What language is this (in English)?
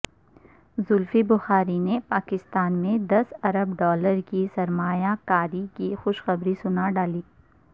Urdu